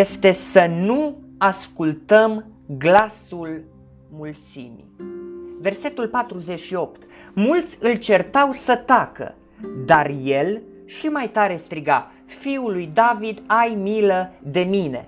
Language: Romanian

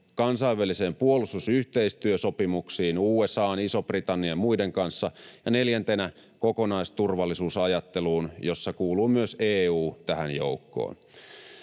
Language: Finnish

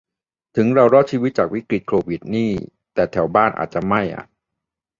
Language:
Thai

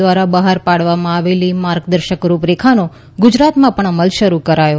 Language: Gujarati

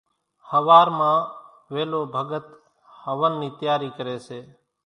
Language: Kachi Koli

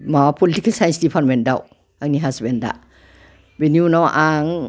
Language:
Bodo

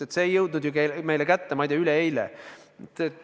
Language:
Estonian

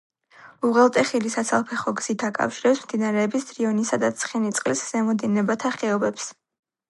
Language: Georgian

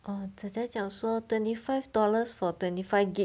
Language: English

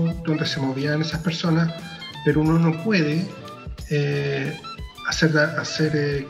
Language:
Spanish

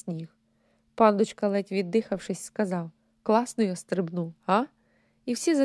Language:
Ukrainian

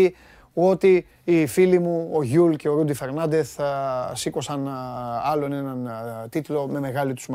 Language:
Greek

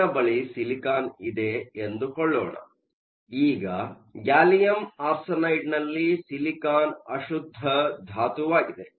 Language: Kannada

